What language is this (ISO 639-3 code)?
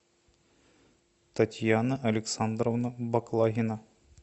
rus